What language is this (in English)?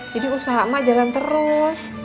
Indonesian